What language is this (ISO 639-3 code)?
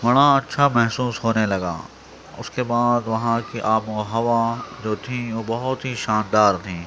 urd